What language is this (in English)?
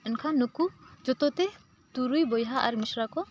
Santali